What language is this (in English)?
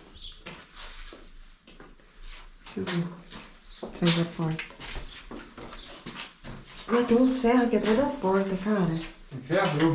Portuguese